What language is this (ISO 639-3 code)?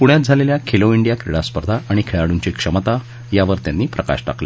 mar